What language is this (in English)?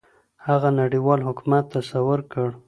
Pashto